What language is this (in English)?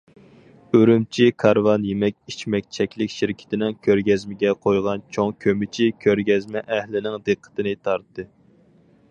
Uyghur